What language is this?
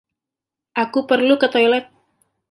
Indonesian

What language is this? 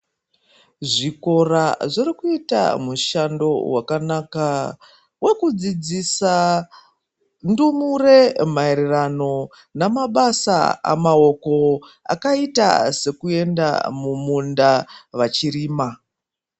Ndau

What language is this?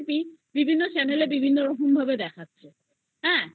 Bangla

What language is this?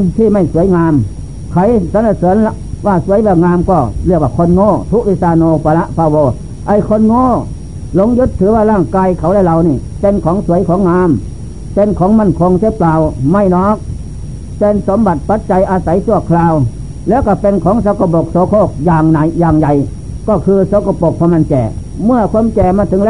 Thai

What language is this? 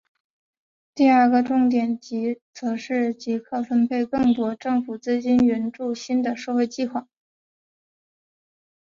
Chinese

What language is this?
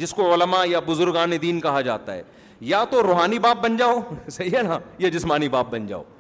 Urdu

